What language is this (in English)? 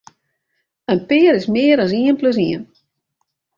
Western Frisian